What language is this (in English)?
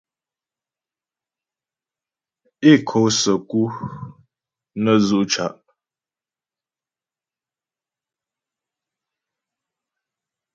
Ghomala